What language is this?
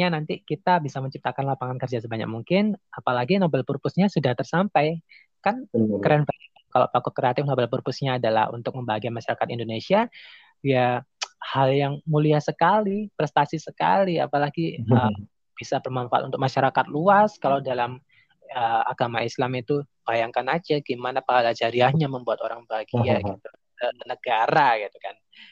Indonesian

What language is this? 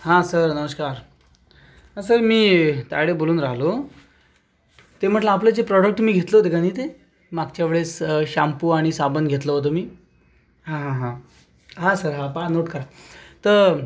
Marathi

